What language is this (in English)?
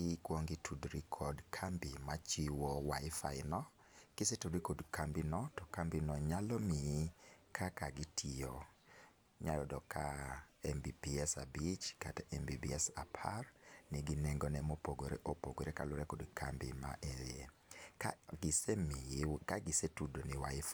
Luo (Kenya and Tanzania)